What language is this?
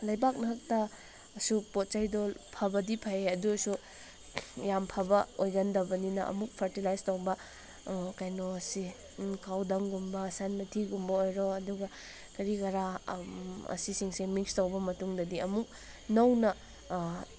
Manipuri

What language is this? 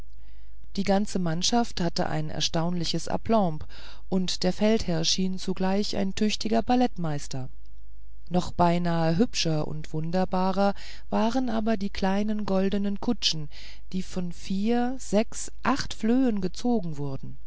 German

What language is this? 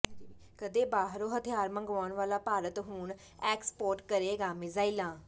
Punjabi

